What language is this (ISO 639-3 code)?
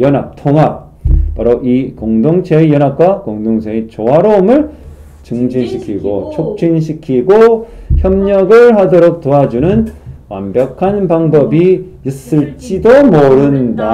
kor